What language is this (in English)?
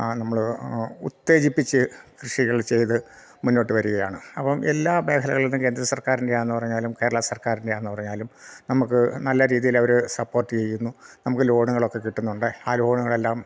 Malayalam